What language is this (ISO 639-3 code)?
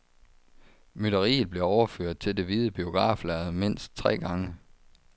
dan